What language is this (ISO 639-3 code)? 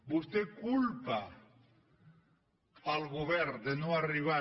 cat